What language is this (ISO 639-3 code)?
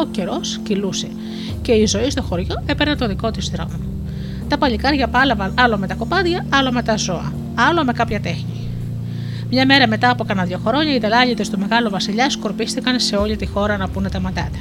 ell